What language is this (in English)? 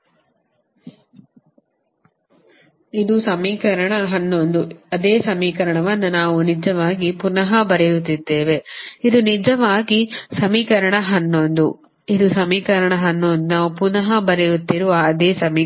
Kannada